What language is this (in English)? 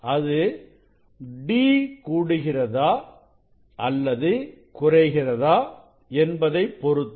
Tamil